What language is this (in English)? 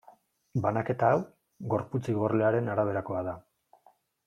Basque